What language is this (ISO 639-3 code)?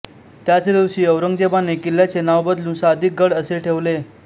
mar